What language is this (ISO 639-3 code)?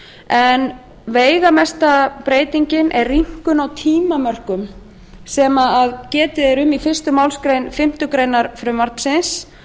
isl